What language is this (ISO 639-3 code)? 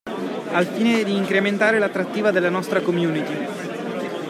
ita